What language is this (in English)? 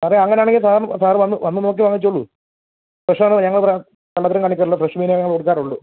Malayalam